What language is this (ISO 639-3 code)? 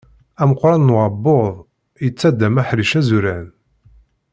kab